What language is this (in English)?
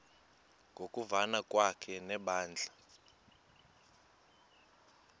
Xhosa